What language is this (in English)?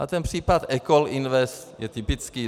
Czech